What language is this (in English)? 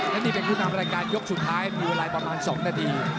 Thai